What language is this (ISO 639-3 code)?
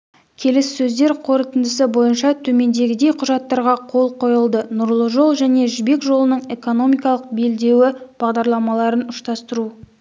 kaz